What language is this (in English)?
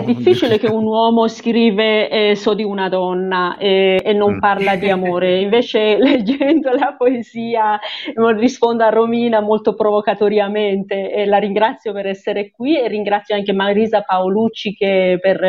Italian